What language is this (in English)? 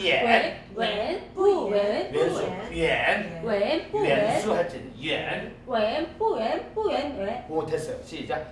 Korean